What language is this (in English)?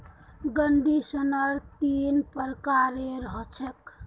Magahi